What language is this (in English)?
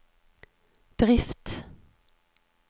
Norwegian